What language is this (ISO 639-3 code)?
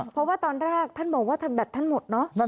tha